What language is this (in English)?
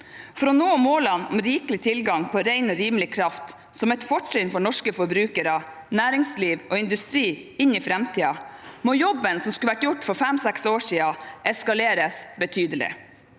Norwegian